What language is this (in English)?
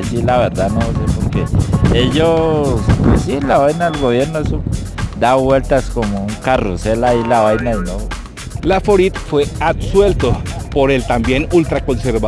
Spanish